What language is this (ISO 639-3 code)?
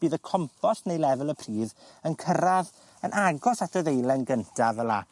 cym